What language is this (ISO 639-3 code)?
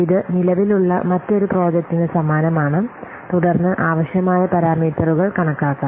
mal